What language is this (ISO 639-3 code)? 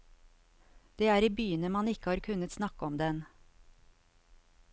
nor